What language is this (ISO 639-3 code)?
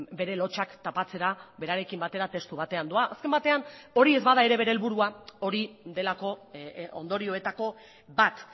eus